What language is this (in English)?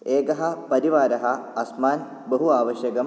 Sanskrit